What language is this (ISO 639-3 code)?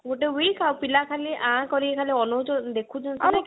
ori